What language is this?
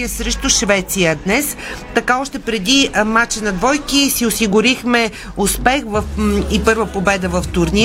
Bulgarian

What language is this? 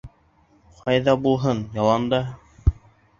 Bashkir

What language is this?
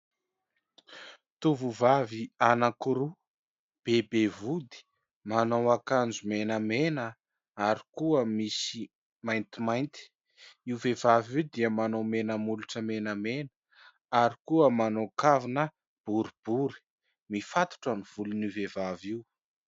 Malagasy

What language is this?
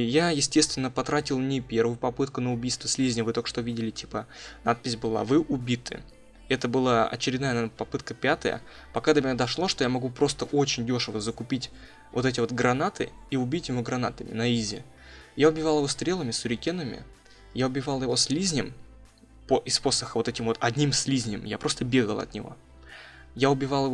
Russian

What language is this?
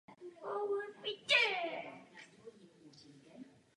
Czech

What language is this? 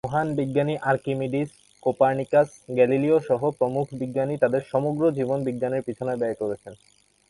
Bangla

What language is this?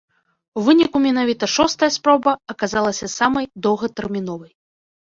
Belarusian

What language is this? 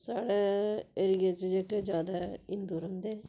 Dogri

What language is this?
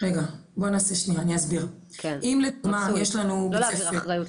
Hebrew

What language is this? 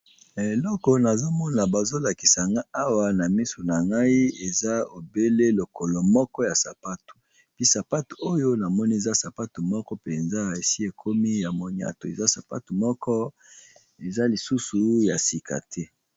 Lingala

